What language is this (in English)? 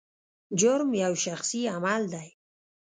Pashto